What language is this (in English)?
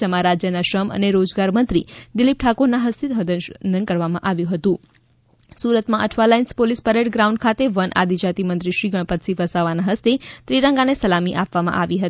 Gujarati